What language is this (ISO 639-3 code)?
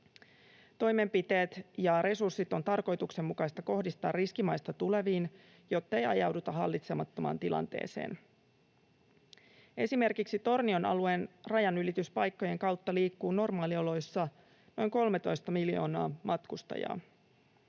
fin